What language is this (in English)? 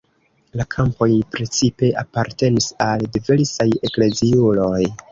Esperanto